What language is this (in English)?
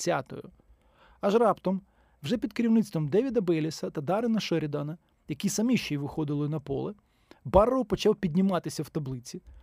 Ukrainian